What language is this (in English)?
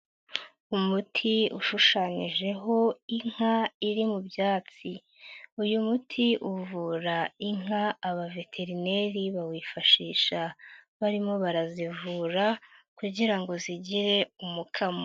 Kinyarwanda